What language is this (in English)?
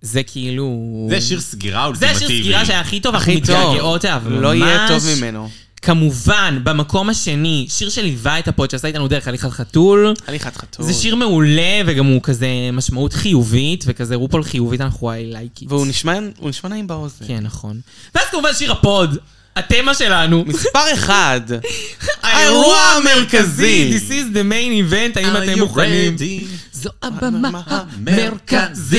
Hebrew